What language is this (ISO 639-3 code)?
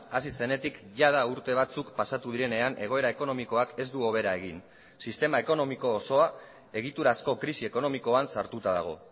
eus